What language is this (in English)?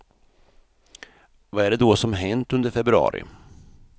Swedish